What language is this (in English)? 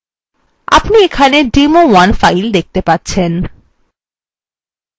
Bangla